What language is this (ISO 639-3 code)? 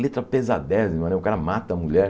por